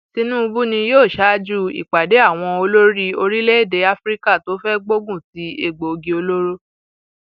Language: Yoruba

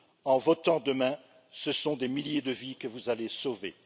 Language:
French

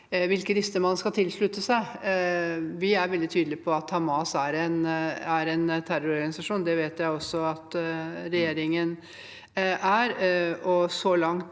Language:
Norwegian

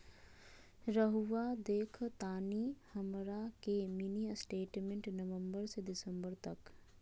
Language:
Magahi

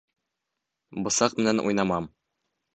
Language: Bashkir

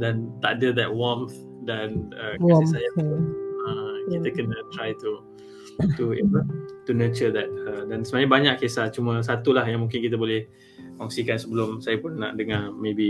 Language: Malay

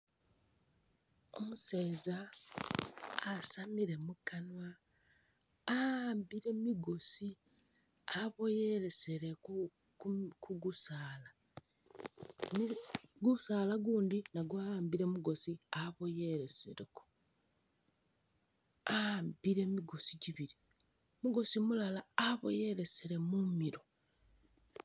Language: Masaaba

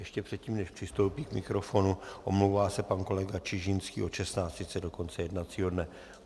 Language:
Czech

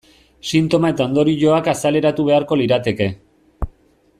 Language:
Basque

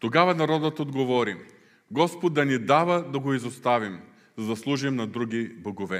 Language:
Bulgarian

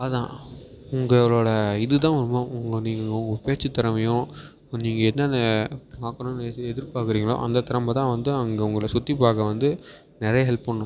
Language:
Tamil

